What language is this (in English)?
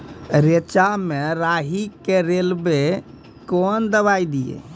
Maithili